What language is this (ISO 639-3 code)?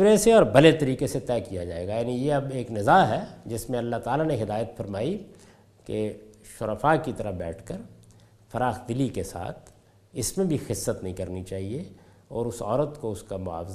urd